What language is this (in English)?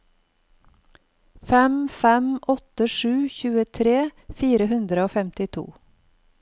Norwegian